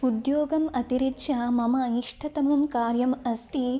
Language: Sanskrit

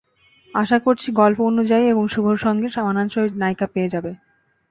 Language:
Bangla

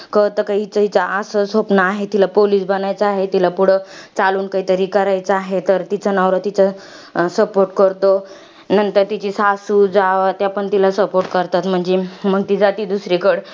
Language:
Marathi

